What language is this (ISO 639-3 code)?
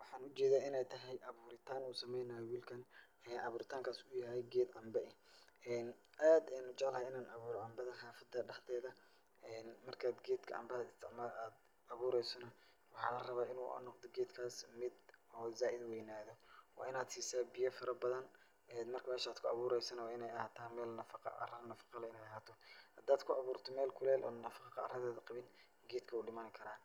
som